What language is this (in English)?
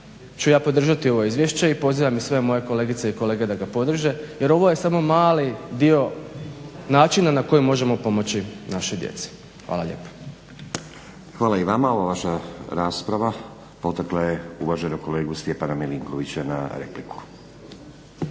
Croatian